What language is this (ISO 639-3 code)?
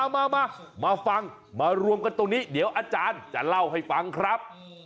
tha